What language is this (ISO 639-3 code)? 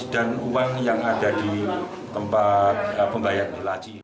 ind